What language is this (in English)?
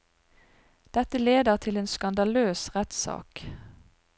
Norwegian